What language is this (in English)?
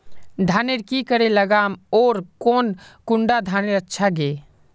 Magahi